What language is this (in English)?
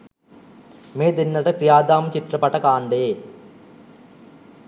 Sinhala